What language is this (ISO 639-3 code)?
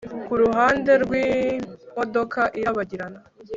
kin